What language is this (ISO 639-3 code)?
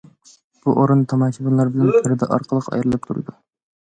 uig